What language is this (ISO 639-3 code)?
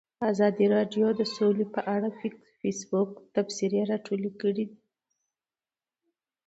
pus